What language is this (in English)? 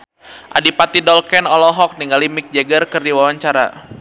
Sundanese